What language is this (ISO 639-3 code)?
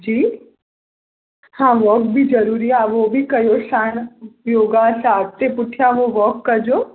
snd